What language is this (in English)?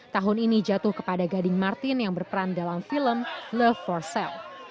Indonesian